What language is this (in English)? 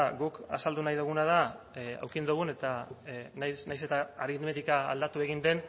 Basque